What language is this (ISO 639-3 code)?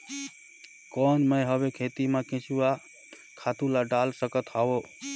hne